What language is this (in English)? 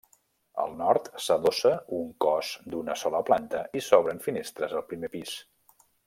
Catalan